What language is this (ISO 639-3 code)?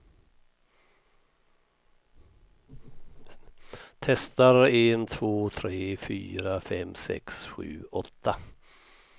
swe